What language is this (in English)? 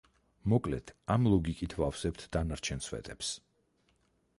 Georgian